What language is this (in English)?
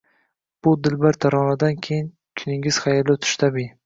Uzbek